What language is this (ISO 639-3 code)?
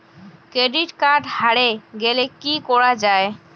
ben